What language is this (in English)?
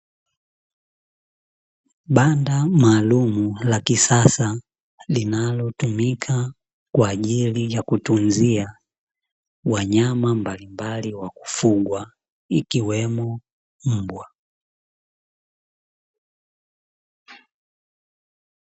Swahili